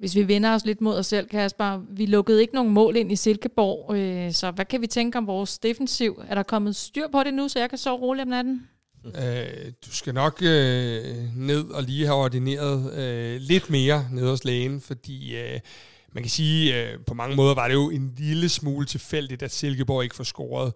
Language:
Danish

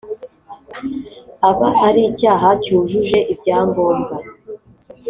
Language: Kinyarwanda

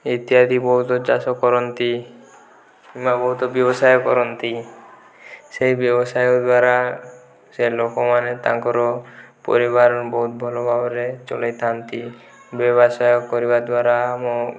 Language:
Odia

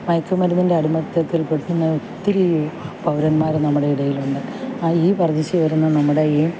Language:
Malayalam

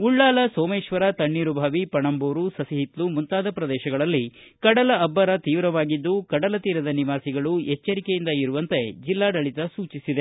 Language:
Kannada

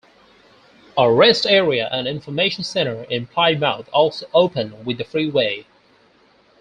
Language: English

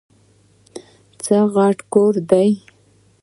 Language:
Pashto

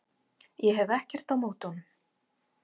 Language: Icelandic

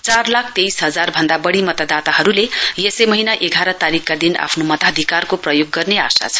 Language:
Nepali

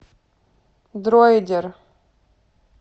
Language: Russian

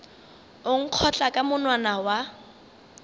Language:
Northern Sotho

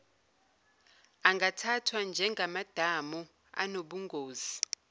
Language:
Zulu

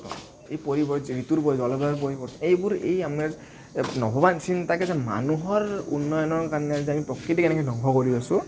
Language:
Assamese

